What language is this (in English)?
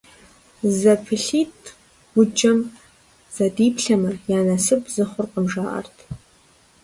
Kabardian